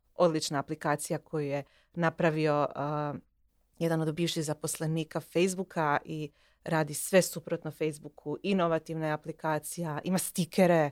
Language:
Croatian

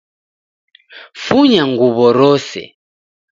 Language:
Taita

